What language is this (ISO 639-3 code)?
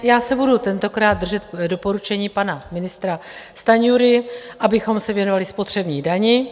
ces